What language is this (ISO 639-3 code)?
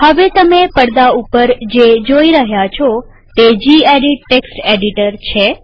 guj